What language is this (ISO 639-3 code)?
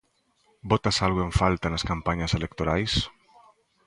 glg